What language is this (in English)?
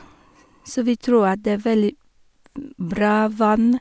Norwegian